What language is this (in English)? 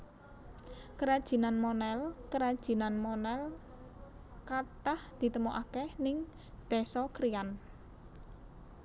Javanese